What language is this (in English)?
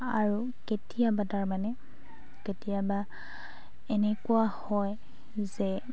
Assamese